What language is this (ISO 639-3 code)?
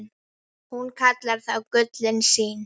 isl